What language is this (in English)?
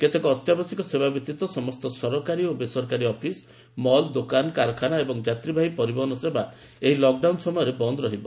Odia